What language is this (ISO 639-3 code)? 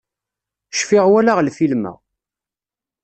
kab